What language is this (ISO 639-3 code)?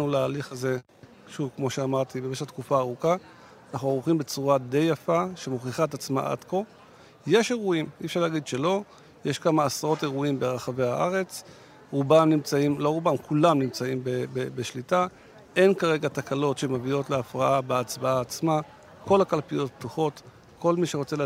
heb